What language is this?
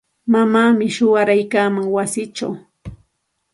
Santa Ana de Tusi Pasco Quechua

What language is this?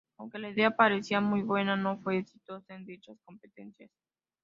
Spanish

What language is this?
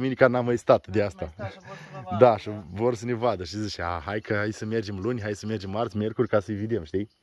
Romanian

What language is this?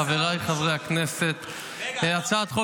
Hebrew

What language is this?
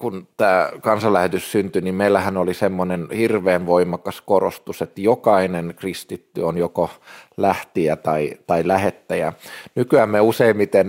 Finnish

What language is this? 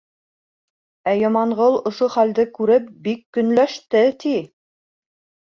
Bashkir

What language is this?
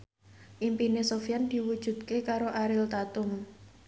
Javanese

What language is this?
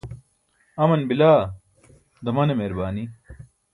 Burushaski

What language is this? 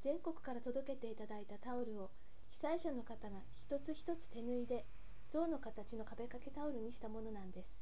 Japanese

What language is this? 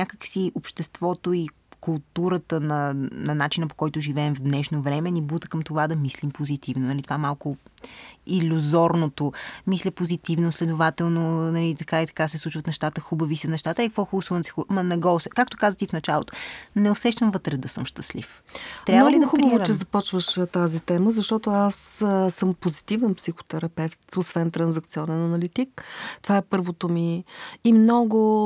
Bulgarian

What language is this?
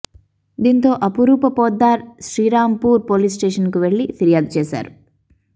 Telugu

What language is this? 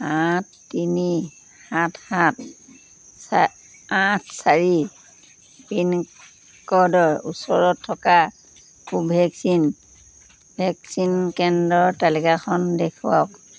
Assamese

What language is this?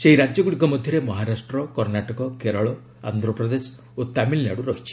Odia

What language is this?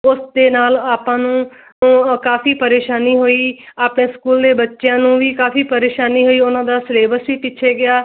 Punjabi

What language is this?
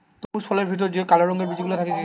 Bangla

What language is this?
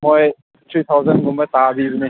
Manipuri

